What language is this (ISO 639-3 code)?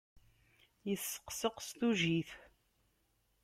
kab